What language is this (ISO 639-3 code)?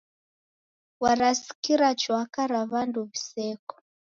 dav